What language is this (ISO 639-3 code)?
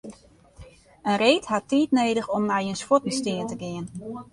fry